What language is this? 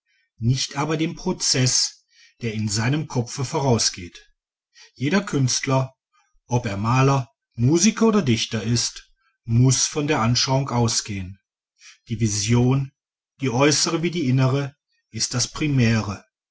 German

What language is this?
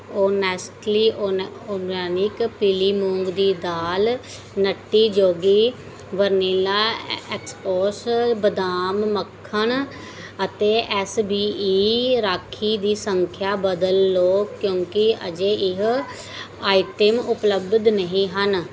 Punjabi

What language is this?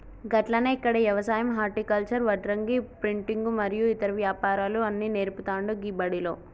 Telugu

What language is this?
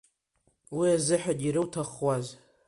Abkhazian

